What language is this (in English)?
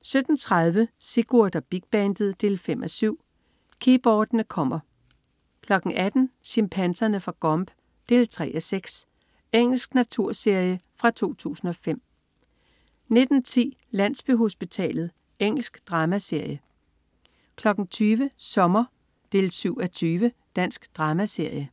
Danish